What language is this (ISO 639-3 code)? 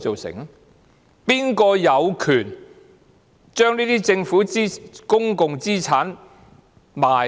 yue